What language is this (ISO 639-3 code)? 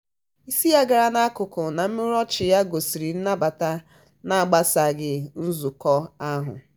ibo